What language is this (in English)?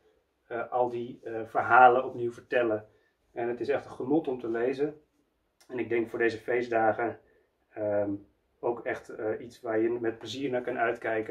Dutch